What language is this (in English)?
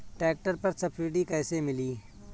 Bhojpuri